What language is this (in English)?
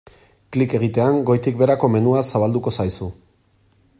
Basque